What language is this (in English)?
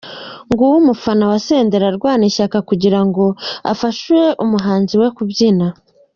Kinyarwanda